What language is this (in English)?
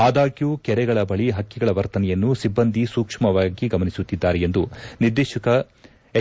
Kannada